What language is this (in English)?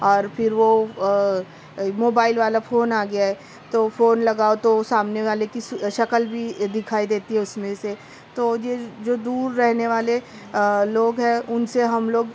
Urdu